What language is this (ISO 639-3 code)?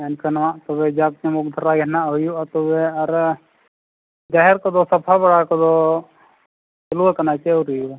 sat